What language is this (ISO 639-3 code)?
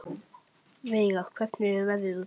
isl